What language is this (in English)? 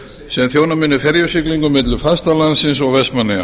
Icelandic